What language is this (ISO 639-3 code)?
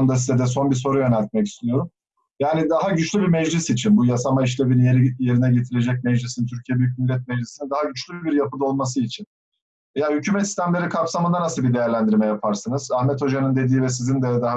tur